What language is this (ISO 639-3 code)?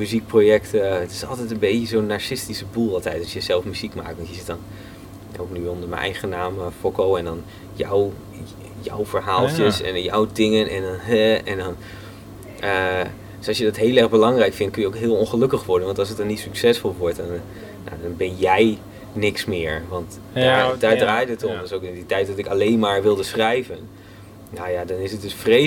nld